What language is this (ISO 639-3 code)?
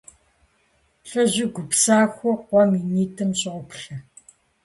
kbd